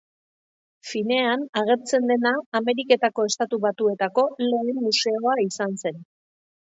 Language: Basque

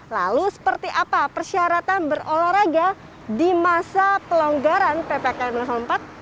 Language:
Indonesian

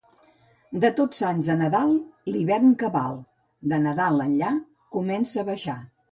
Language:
Catalan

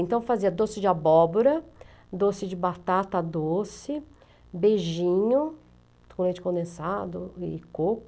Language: Portuguese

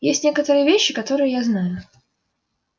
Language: Russian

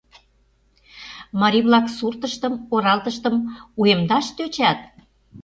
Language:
Mari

